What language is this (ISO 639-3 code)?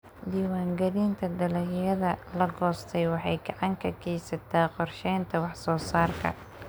som